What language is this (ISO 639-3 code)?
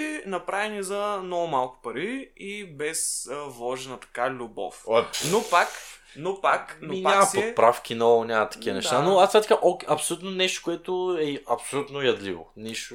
bul